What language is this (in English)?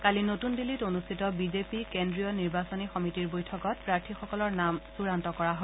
Assamese